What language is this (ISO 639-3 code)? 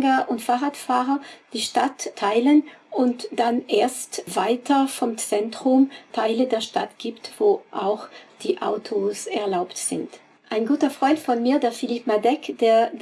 deu